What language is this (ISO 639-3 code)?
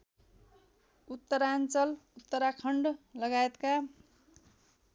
nep